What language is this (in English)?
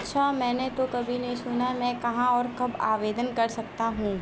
Hindi